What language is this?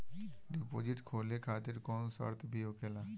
Bhojpuri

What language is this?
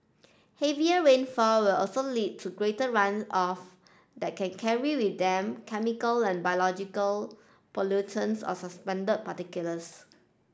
English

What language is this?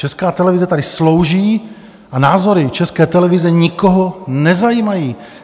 Czech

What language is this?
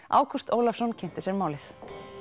Icelandic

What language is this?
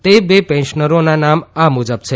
Gujarati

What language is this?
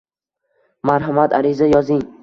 Uzbek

